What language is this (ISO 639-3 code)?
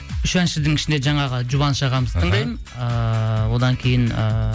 kaz